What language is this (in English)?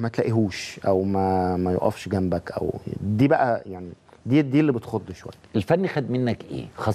Arabic